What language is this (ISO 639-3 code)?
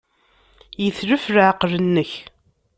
kab